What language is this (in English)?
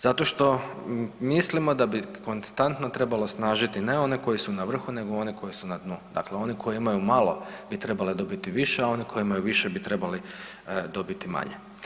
Croatian